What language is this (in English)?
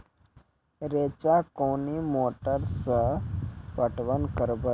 Maithili